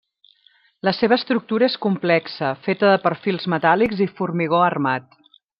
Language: Catalan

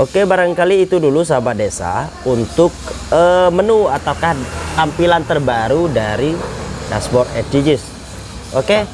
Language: Indonesian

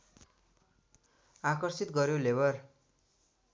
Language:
Nepali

